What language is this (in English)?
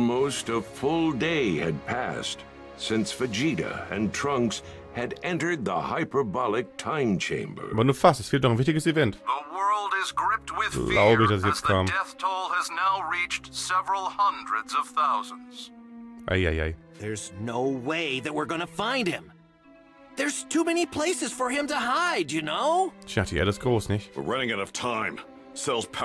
German